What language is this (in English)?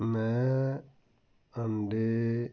Punjabi